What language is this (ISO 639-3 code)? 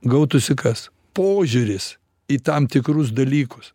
lit